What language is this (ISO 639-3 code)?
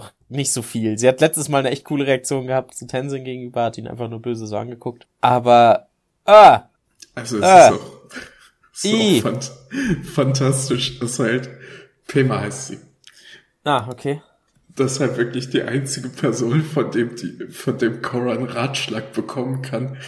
deu